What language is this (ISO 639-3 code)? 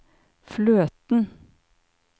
nor